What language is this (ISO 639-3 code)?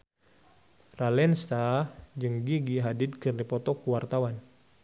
sun